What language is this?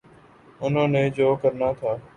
Urdu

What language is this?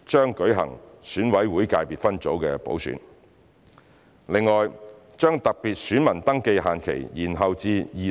Cantonese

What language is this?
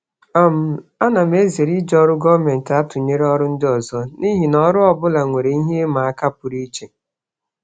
Igbo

